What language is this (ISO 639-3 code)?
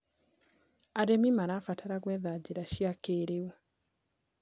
kik